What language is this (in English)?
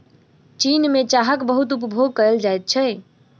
Maithili